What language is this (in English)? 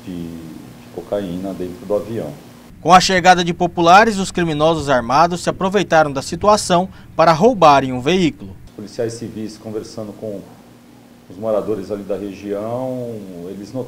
Portuguese